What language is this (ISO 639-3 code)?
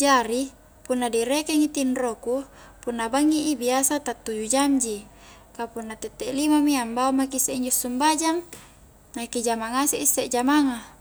kjk